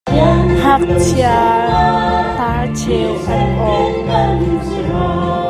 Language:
Hakha Chin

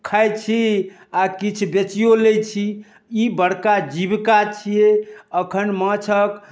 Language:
Maithili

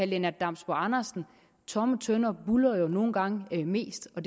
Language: Danish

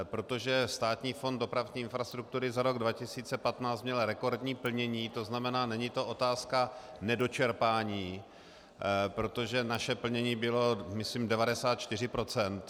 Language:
Czech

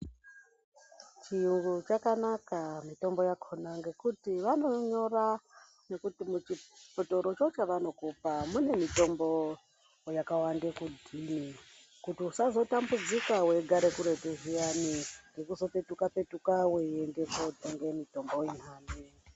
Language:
Ndau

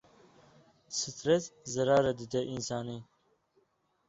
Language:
Kurdish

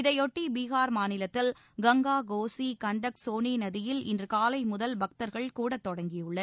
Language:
Tamil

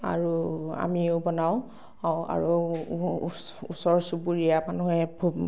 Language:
Assamese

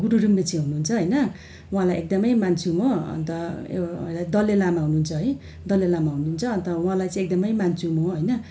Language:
Nepali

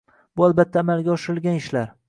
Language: Uzbek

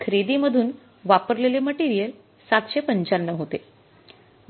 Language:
Marathi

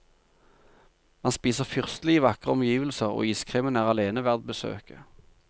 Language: Norwegian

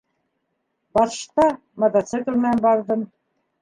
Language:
Bashkir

